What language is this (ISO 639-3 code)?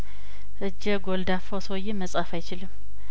amh